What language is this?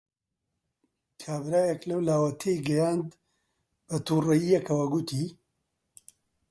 Central Kurdish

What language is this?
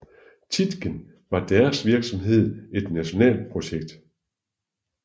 Danish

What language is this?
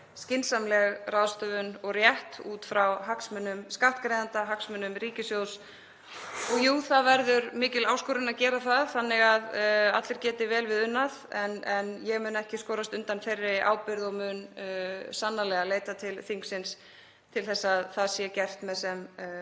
Icelandic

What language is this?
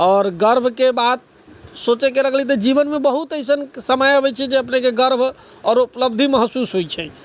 Maithili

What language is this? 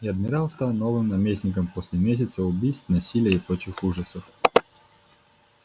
Russian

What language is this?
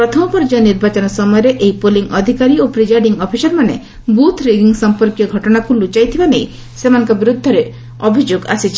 Odia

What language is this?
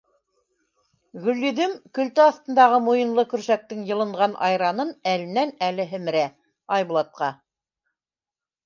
Bashkir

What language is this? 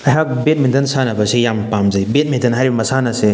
Manipuri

